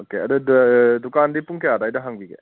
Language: Manipuri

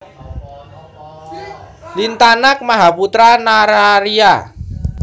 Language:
Javanese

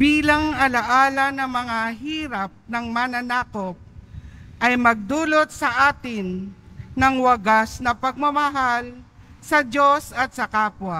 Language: Filipino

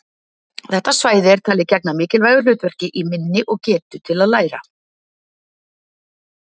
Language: Icelandic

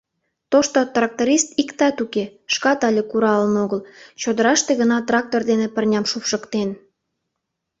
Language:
Mari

